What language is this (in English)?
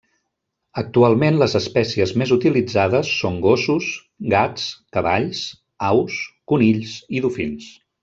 Catalan